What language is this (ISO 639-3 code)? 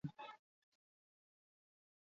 eus